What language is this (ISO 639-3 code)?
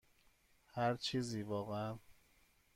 fas